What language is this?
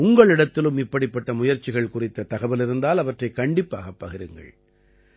Tamil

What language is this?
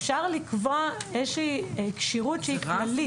Hebrew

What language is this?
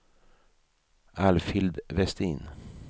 Swedish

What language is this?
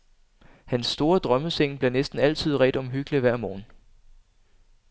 Danish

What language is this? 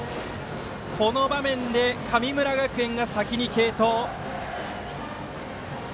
Japanese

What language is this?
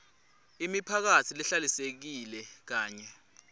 Swati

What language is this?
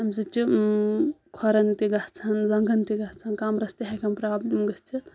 Kashmiri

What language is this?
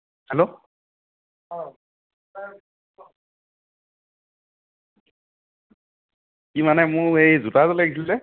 Assamese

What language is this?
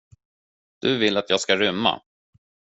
Swedish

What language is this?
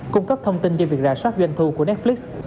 Vietnamese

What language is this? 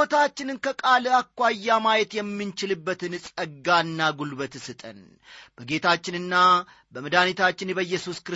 Amharic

